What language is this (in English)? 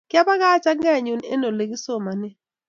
Kalenjin